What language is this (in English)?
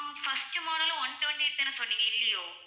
Tamil